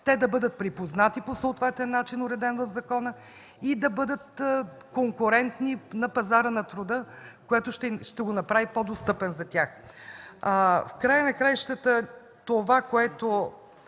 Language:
Bulgarian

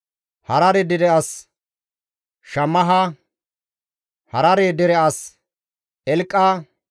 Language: Gamo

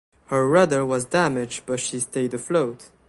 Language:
English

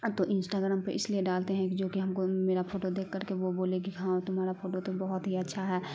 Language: Urdu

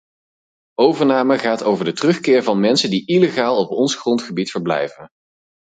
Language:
Dutch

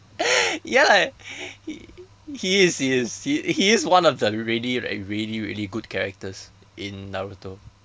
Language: English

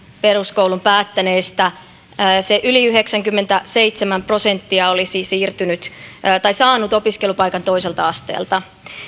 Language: Finnish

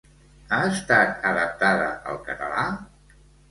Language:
Catalan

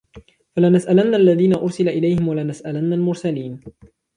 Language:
Arabic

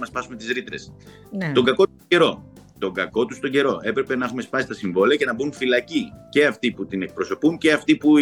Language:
Greek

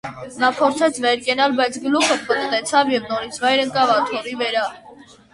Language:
Armenian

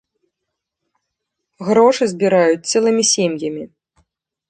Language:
Belarusian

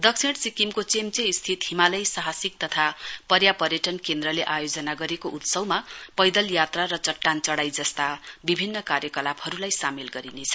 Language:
Nepali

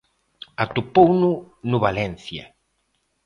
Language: Galician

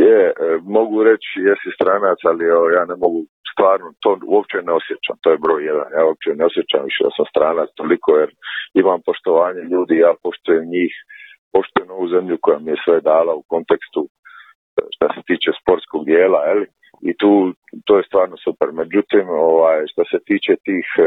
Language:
Croatian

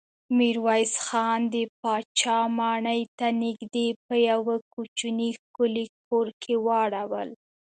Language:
Pashto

